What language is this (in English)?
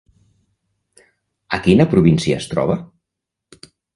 Catalan